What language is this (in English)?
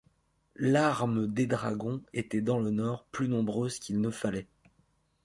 French